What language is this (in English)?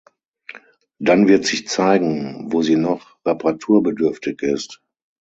German